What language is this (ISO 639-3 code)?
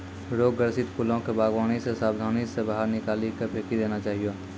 mai